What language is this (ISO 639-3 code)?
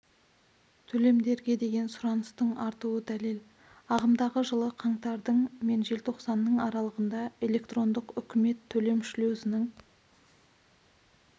kaz